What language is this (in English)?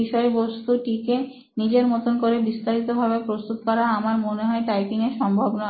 Bangla